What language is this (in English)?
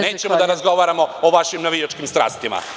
Serbian